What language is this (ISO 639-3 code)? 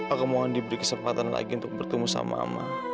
ind